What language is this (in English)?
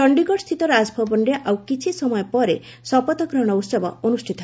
Odia